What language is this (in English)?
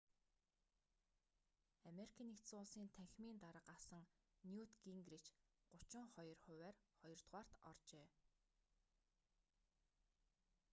Mongolian